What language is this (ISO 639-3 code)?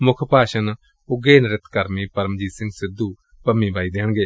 pan